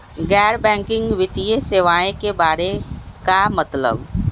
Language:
Magahi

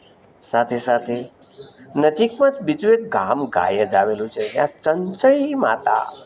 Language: Gujarati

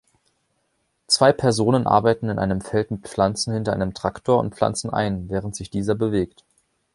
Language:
German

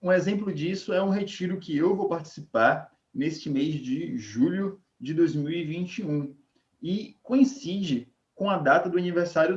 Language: Portuguese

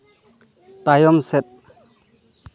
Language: Santali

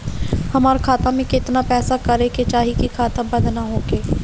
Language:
Bhojpuri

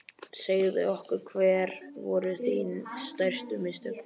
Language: Icelandic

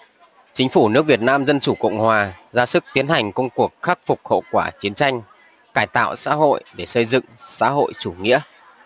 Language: Vietnamese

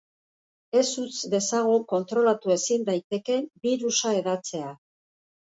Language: Basque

